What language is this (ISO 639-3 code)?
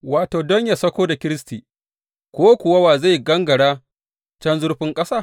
hau